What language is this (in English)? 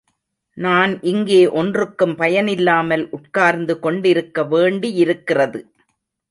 Tamil